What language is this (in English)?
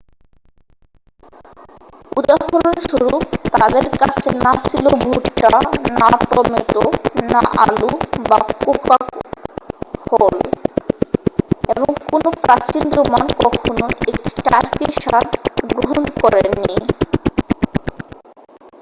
Bangla